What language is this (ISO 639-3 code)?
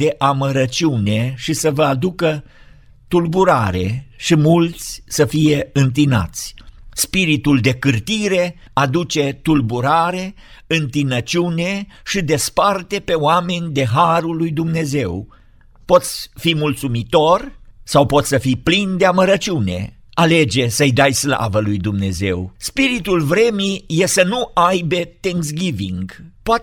ron